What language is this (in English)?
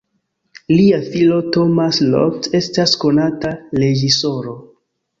Esperanto